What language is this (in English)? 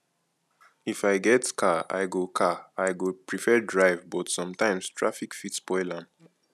Nigerian Pidgin